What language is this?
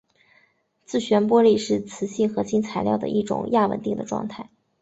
Chinese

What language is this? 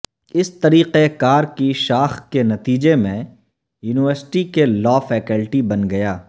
Urdu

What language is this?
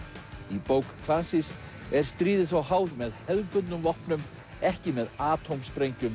Icelandic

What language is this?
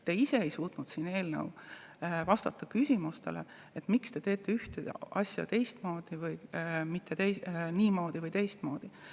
Estonian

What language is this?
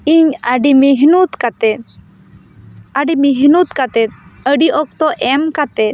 Santali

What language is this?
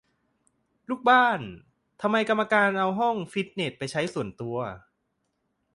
Thai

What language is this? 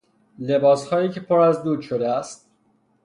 Persian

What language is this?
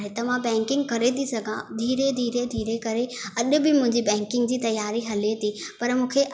Sindhi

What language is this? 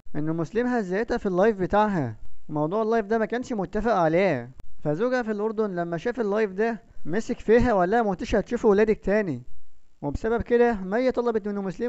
Arabic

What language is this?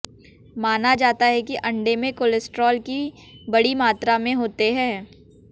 Hindi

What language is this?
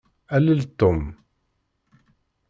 Kabyle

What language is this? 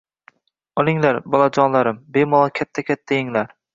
Uzbek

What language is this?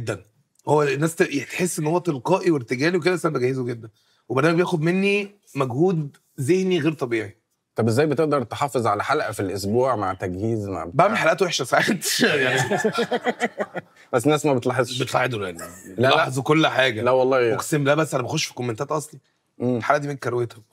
Arabic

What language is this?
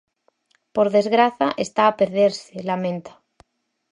Galician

